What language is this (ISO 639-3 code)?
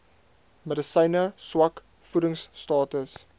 afr